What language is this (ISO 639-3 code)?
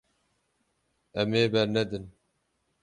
kur